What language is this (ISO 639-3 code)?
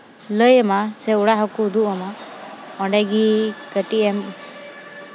sat